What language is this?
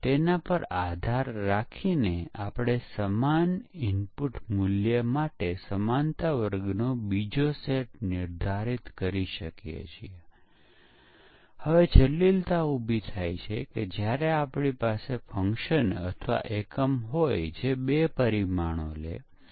Gujarati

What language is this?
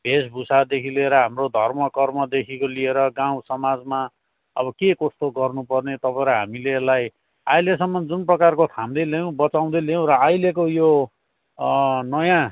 Nepali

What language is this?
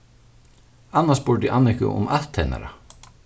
Faroese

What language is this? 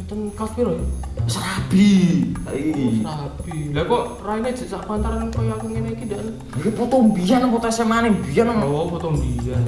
Indonesian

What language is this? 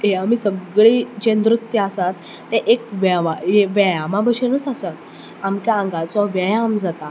Konkani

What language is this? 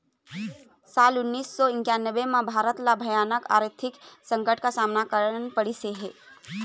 Chhattisgarhi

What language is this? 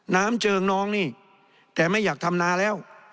Thai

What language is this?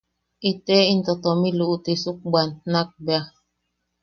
Yaqui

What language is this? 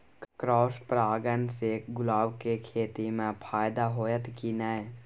Maithili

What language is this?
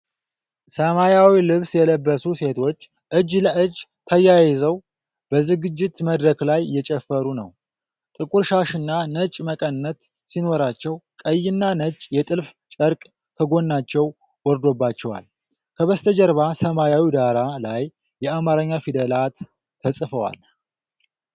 Amharic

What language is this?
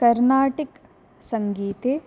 Sanskrit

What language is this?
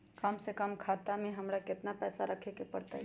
Magahi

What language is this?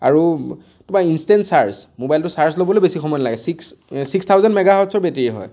Assamese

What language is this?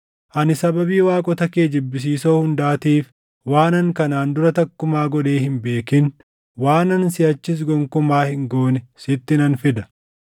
Oromo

